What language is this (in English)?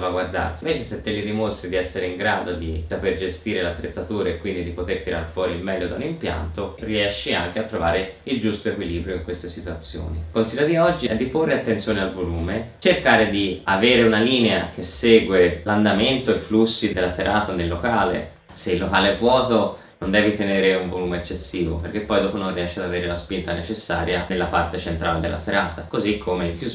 Italian